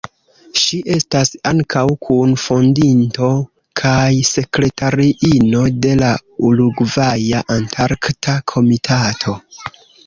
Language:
Esperanto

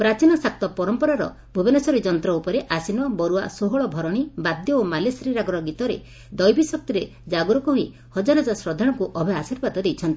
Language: Odia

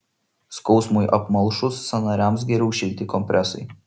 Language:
Lithuanian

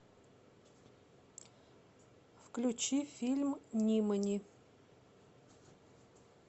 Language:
Russian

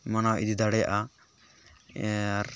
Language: Santali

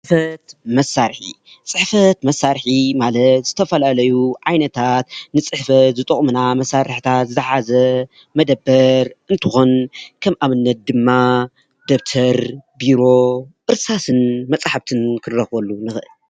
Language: Tigrinya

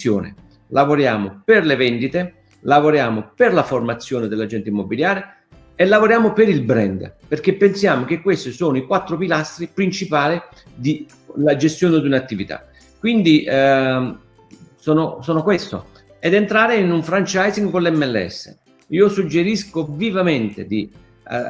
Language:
Italian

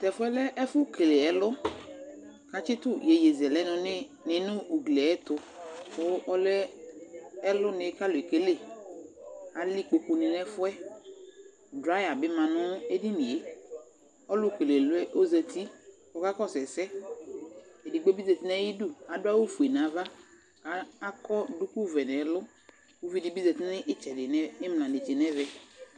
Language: Ikposo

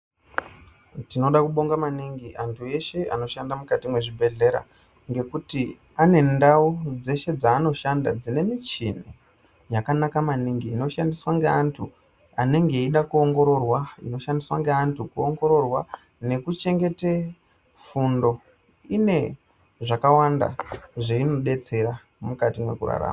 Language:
Ndau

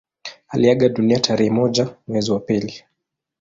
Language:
Swahili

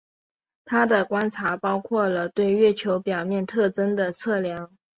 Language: Chinese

